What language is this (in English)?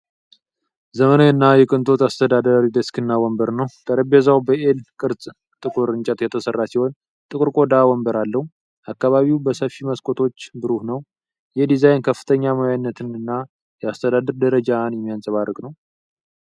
Amharic